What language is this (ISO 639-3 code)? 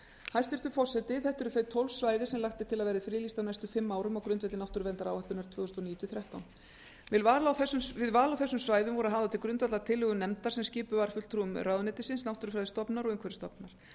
isl